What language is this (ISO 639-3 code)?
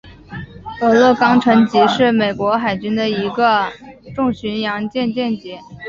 zho